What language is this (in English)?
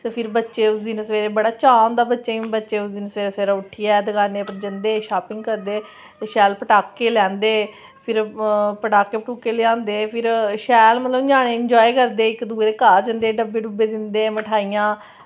Dogri